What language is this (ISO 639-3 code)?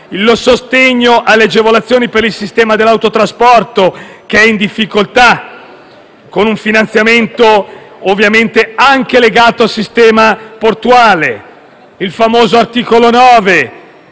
ita